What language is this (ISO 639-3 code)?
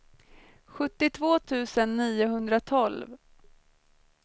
swe